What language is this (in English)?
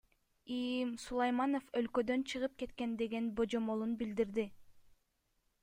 Kyrgyz